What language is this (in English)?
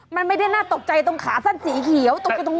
Thai